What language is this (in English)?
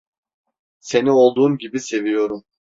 Turkish